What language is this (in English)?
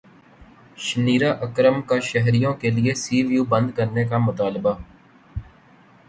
Urdu